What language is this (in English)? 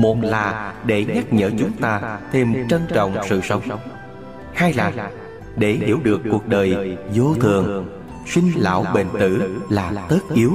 Vietnamese